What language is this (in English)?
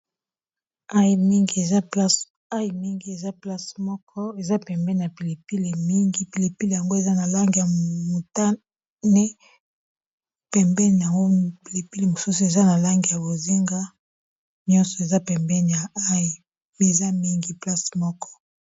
Lingala